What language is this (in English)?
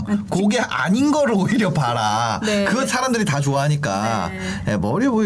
Korean